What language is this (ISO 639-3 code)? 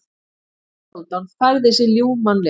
isl